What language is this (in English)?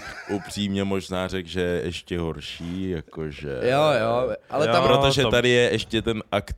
Czech